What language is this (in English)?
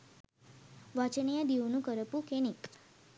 Sinhala